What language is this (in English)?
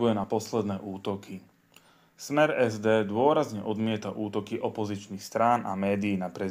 Slovak